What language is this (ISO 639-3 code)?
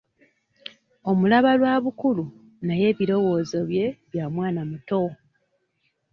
lug